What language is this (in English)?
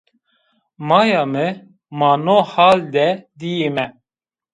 Zaza